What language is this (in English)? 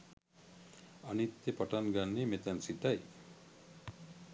Sinhala